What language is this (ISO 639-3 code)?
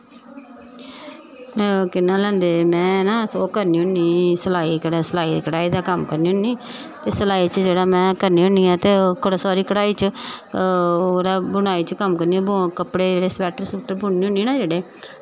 doi